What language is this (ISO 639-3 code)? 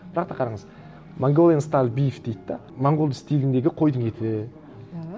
kaz